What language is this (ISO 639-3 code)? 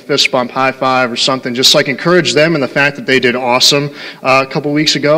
eng